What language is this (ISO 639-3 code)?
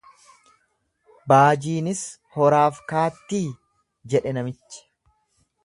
orm